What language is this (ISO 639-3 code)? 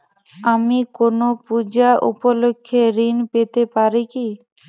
ben